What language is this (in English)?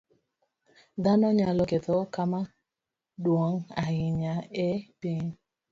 Luo (Kenya and Tanzania)